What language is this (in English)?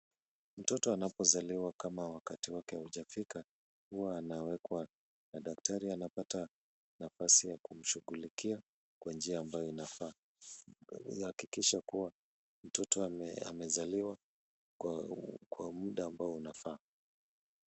Swahili